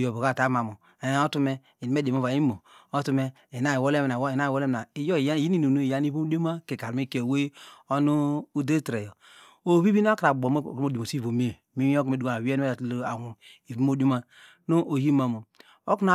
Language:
Degema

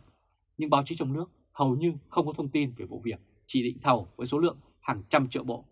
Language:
Vietnamese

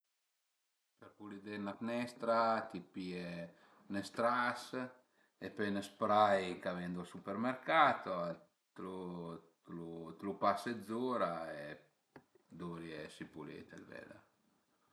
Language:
Piedmontese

